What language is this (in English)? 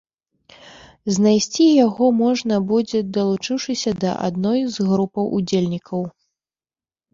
Belarusian